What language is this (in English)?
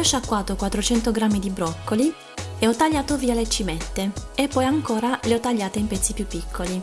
Italian